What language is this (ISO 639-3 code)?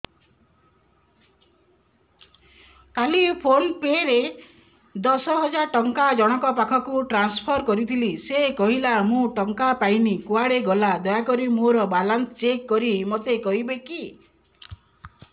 ori